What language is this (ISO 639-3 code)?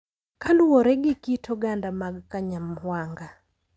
luo